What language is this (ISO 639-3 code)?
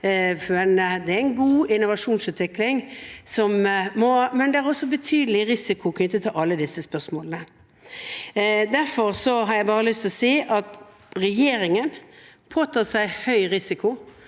nor